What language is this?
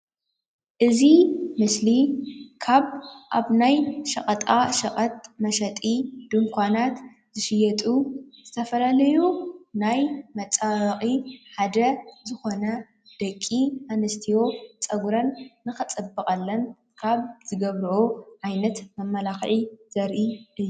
Tigrinya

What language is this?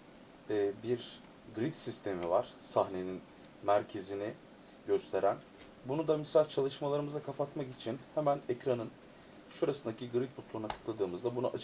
Turkish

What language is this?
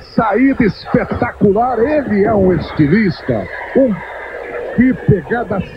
Portuguese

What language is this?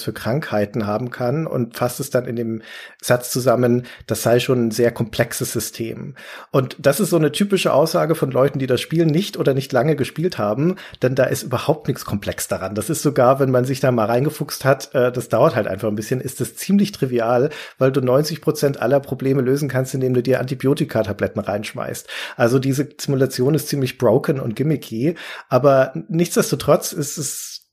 German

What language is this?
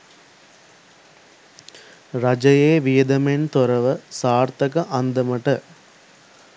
Sinhala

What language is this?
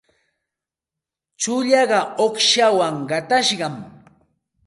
Santa Ana de Tusi Pasco Quechua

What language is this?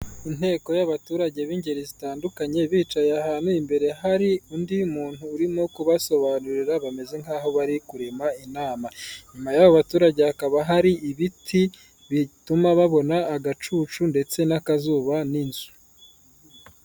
Kinyarwanda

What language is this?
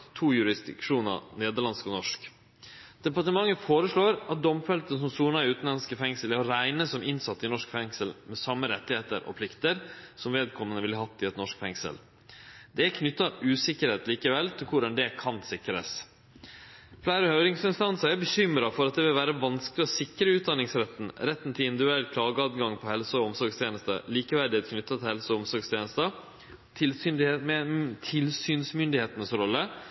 Norwegian Nynorsk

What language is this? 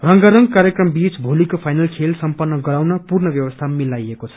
Nepali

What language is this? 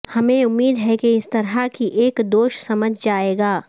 Urdu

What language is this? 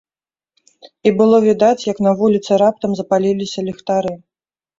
Belarusian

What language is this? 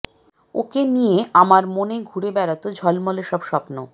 Bangla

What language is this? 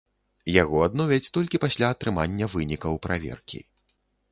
Belarusian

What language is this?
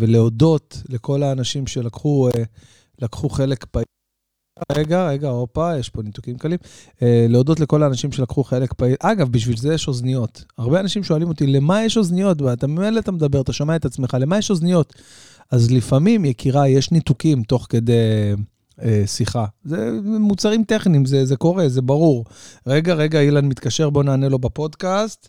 Hebrew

